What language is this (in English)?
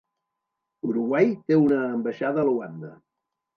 Catalan